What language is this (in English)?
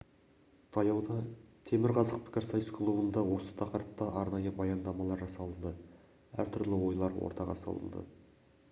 Kazakh